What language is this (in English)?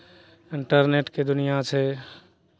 Maithili